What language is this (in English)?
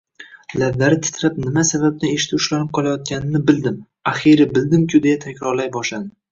Uzbek